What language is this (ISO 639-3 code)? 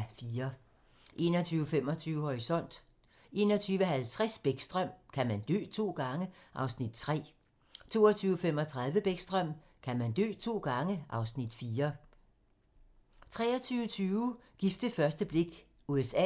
dan